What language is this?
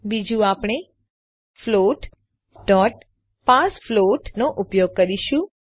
Gujarati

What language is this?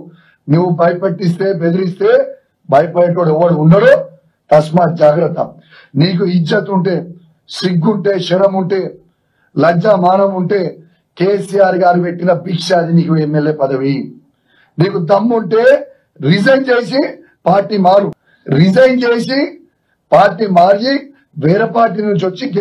Telugu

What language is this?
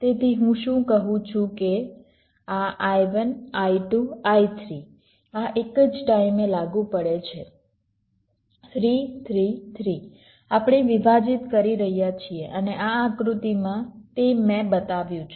Gujarati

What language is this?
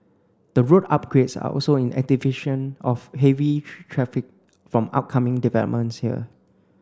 English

